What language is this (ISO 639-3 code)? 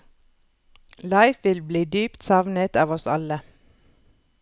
nor